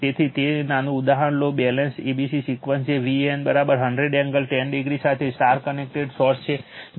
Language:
Gujarati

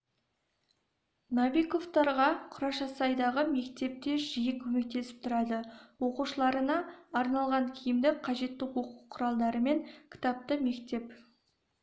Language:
Kazakh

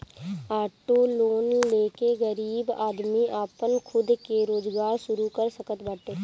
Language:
Bhojpuri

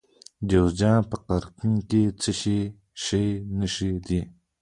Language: Pashto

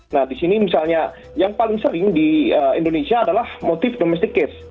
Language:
Indonesian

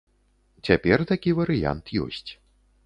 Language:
Belarusian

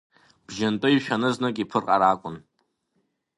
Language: Abkhazian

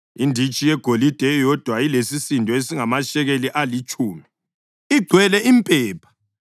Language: North Ndebele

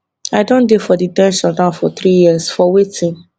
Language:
Nigerian Pidgin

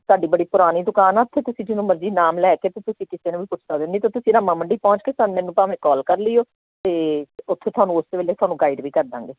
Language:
Punjabi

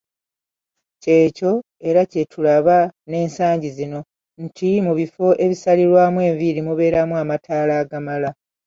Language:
Ganda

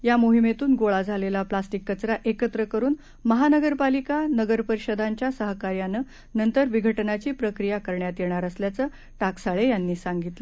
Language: Marathi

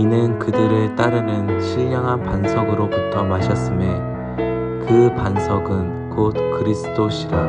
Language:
Korean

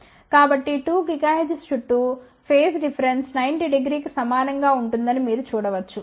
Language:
Telugu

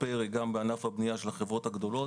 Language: Hebrew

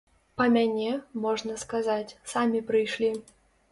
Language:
Belarusian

